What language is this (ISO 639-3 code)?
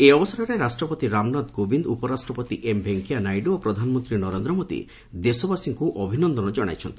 ori